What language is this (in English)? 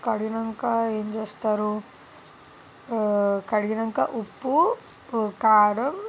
Telugu